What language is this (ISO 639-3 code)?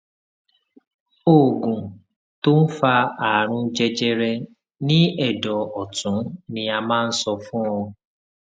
yor